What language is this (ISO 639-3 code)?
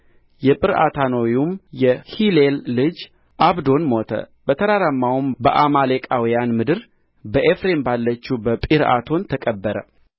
amh